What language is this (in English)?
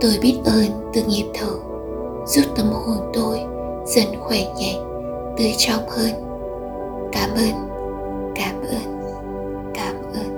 Vietnamese